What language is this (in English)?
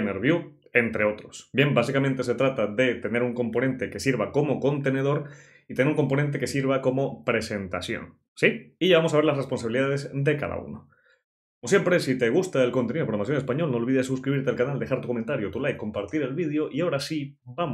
Spanish